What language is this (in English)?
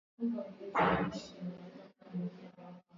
Swahili